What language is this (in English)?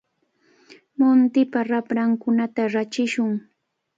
Cajatambo North Lima Quechua